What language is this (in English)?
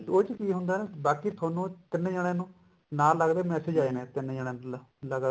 Punjabi